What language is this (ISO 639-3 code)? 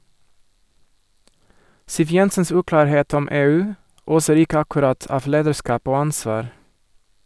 nor